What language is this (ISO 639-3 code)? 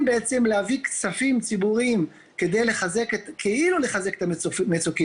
heb